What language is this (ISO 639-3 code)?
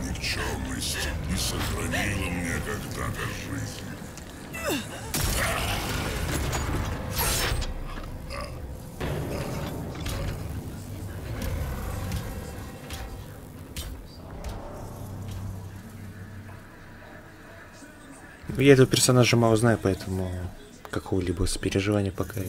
rus